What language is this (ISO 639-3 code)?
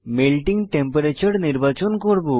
ben